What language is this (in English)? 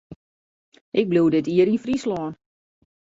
Western Frisian